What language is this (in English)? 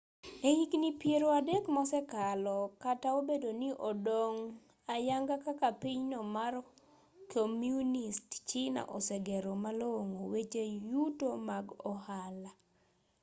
Luo (Kenya and Tanzania)